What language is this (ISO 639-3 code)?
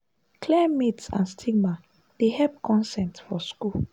pcm